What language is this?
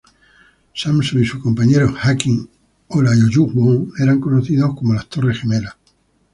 Spanish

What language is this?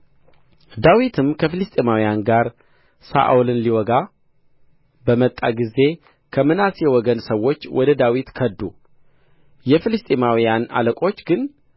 Amharic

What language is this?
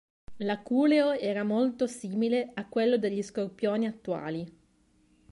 Italian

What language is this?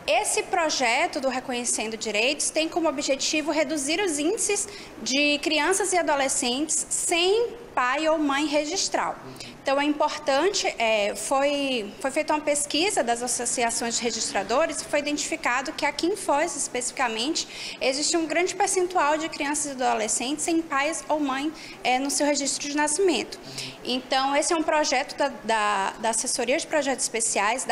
Portuguese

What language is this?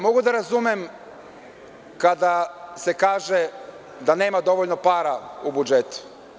Serbian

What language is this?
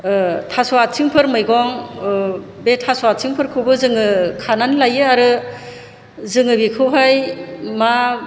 Bodo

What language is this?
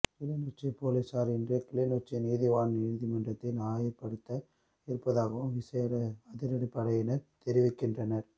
Tamil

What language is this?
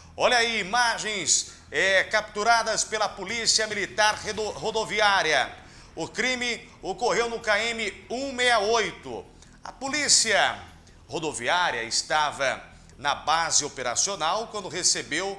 Portuguese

